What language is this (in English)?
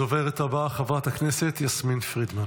Hebrew